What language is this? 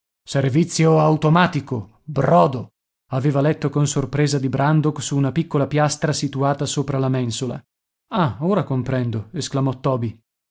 Italian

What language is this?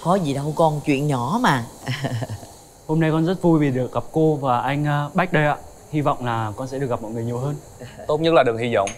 Vietnamese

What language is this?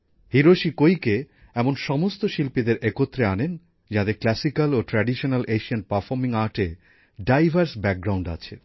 Bangla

